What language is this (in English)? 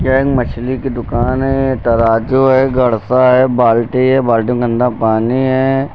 Hindi